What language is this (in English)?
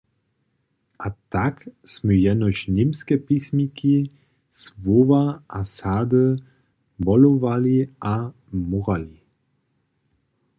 Upper Sorbian